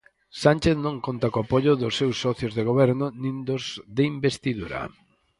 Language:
Galician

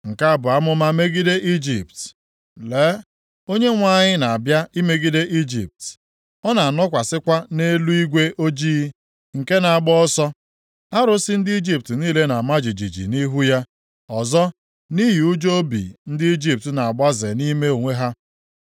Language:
Igbo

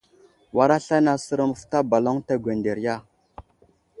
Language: Wuzlam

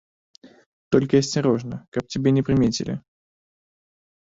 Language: Belarusian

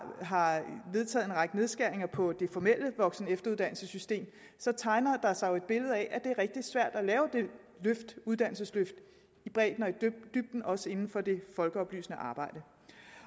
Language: Danish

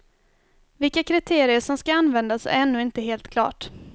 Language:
Swedish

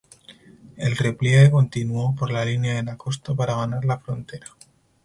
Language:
Spanish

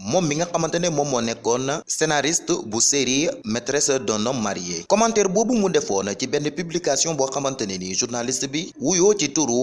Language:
French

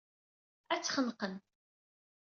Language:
Kabyle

